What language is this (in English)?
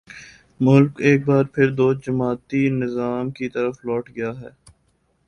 Urdu